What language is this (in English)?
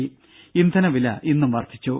Malayalam